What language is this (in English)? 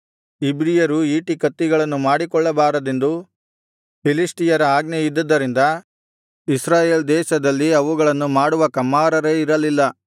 Kannada